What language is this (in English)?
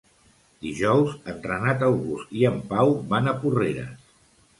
Catalan